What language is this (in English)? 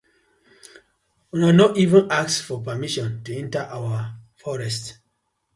Nigerian Pidgin